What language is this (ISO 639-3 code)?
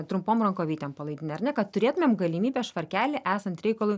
lit